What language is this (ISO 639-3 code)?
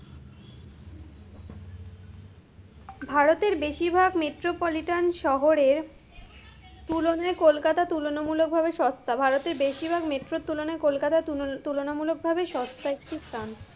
ben